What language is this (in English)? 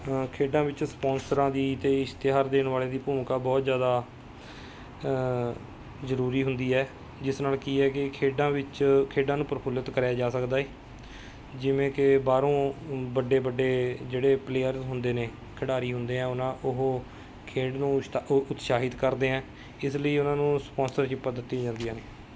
Punjabi